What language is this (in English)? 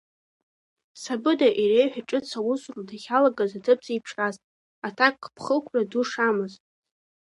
Abkhazian